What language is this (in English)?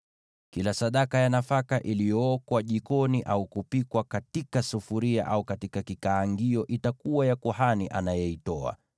Swahili